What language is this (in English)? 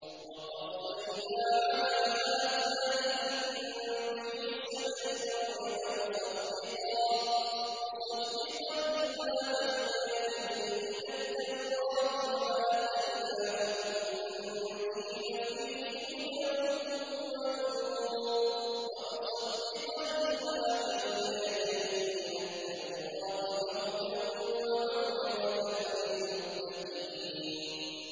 Arabic